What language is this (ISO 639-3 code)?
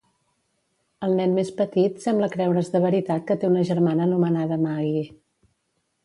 cat